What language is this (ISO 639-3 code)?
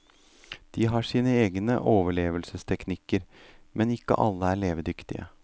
nor